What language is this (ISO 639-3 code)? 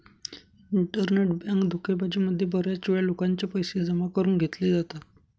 mar